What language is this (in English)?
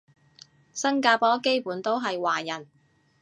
Cantonese